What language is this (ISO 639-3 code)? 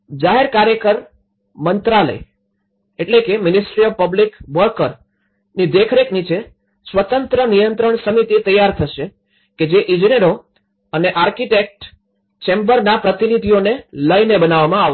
guj